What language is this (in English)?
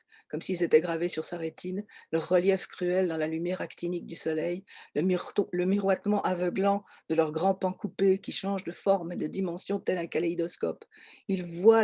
French